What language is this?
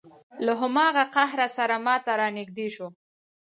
Pashto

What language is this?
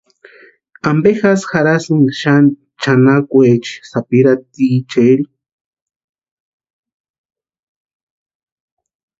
Western Highland Purepecha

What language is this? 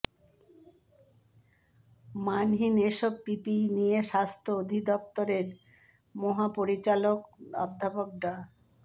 Bangla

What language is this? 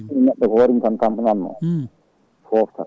Fula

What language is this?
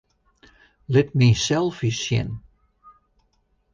Western Frisian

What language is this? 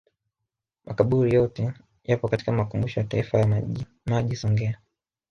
Swahili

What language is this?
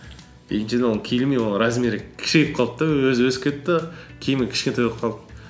Kazakh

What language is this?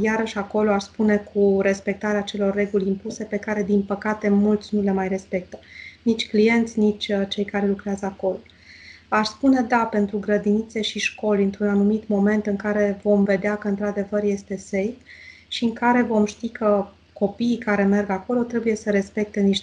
Romanian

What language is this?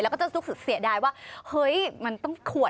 Thai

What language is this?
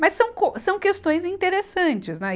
Portuguese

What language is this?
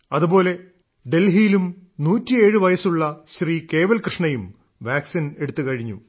Malayalam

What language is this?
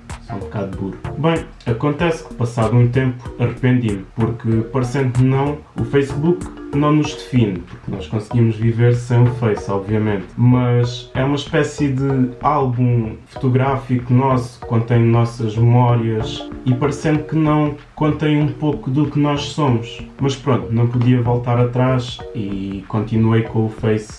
Portuguese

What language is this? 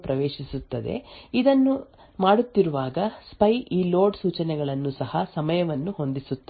Kannada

